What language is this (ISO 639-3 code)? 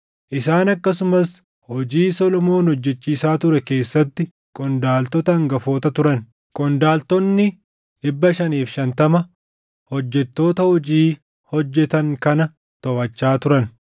orm